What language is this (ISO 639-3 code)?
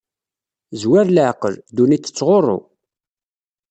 kab